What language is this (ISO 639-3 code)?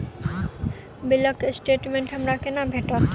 mai